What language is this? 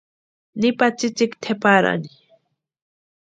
Western Highland Purepecha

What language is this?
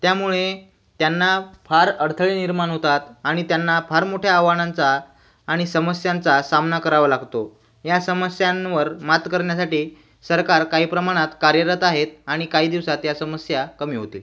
Marathi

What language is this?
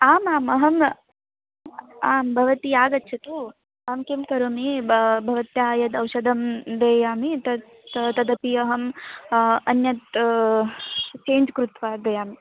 Sanskrit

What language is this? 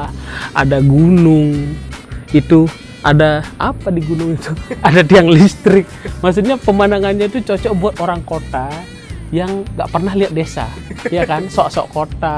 Indonesian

